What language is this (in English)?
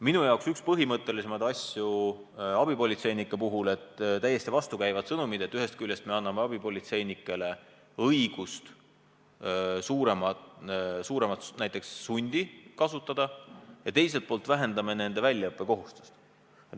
Estonian